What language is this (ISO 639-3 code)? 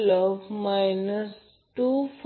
mar